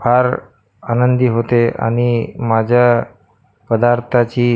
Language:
Marathi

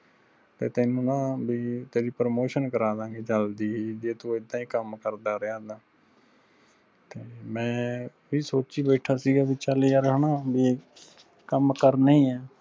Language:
Punjabi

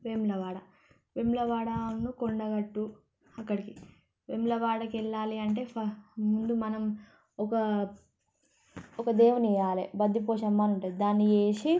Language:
Telugu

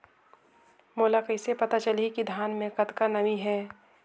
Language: Chhattisgarhi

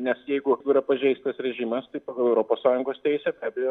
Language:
Lithuanian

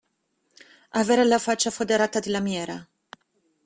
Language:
Italian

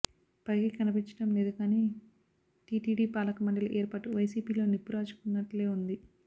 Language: Telugu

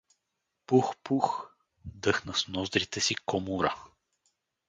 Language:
Bulgarian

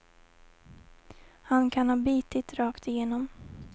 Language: Swedish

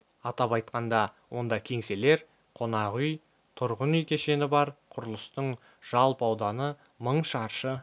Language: Kazakh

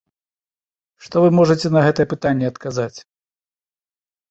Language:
Belarusian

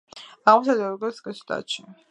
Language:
Georgian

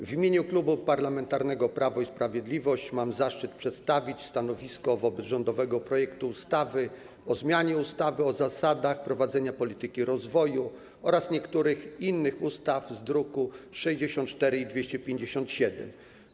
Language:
Polish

